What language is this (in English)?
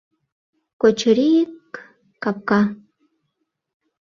Mari